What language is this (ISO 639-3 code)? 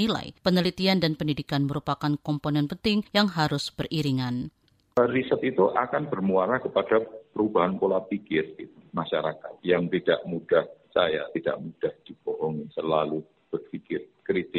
ind